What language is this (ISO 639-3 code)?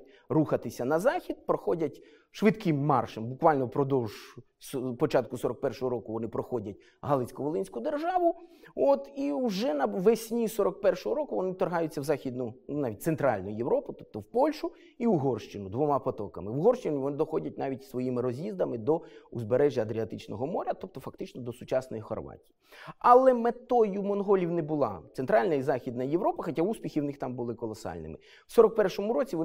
ukr